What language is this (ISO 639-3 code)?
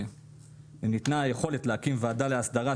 heb